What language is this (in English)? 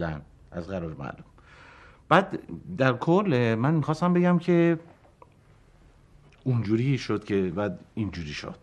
Persian